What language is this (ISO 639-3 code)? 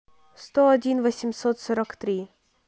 rus